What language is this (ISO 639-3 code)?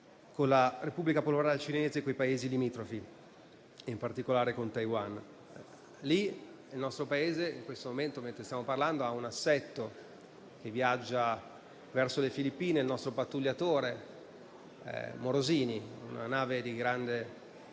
ita